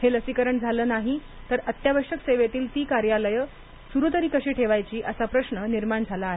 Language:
Marathi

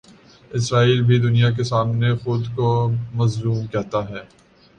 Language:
Urdu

